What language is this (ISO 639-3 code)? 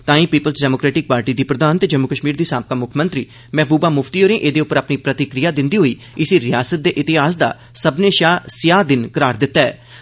doi